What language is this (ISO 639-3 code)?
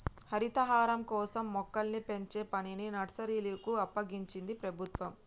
tel